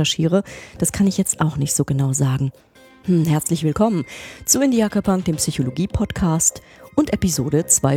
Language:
German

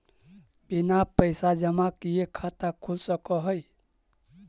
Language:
Magahi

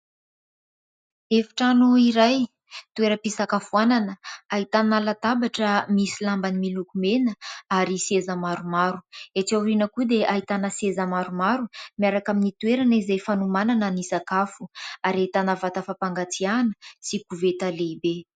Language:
Malagasy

